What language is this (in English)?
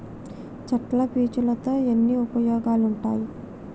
Telugu